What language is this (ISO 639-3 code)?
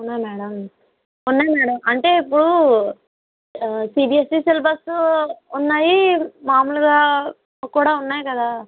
tel